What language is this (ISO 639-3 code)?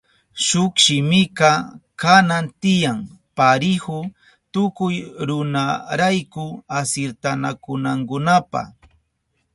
qup